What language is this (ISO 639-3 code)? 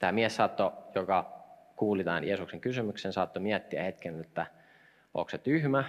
fin